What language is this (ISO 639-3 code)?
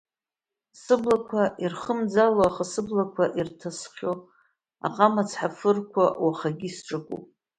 abk